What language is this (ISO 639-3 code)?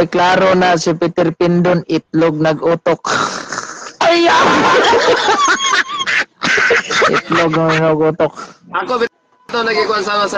fil